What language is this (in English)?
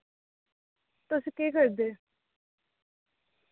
Dogri